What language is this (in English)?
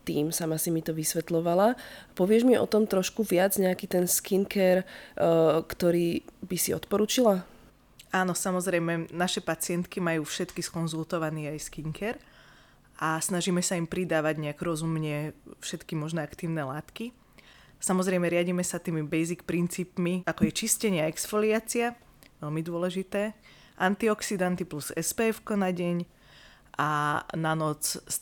Slovak